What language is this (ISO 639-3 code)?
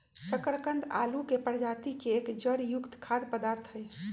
mag